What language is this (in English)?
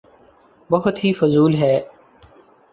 Urdu